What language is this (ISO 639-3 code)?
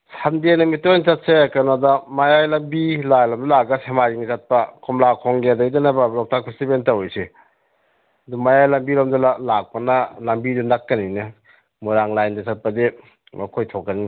mni